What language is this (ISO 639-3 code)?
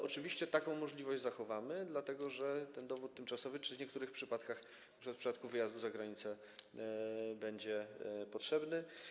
pol